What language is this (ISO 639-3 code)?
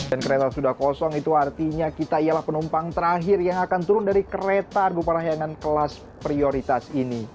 ind